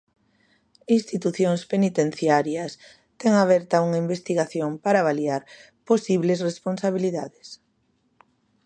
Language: Galician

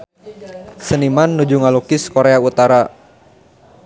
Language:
Sundanese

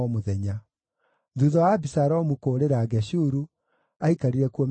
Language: Kikuyu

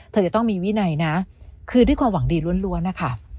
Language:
Thai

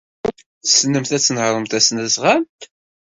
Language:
Kabyle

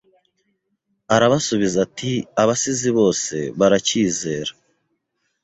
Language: Kinyarwanda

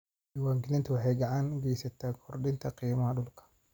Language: Somali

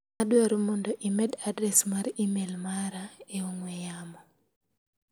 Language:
Luo (Kenya and Tanzania)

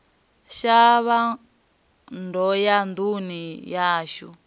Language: Venda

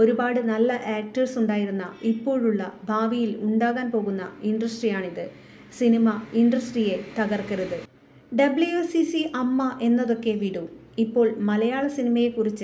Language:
Malayalam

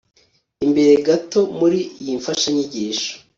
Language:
Kinyarwanda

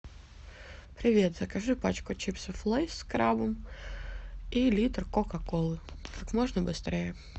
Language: Russian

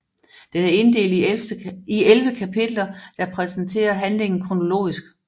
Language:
Danish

